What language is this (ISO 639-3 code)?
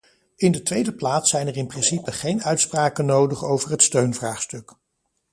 nld